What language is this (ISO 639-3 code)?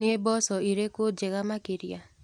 kik